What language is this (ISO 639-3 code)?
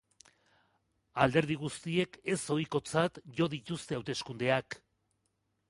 eus